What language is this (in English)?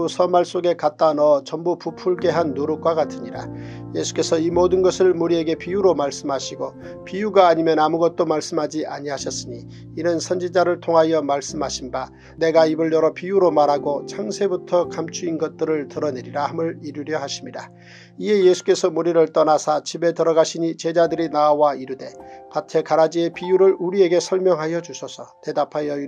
Korean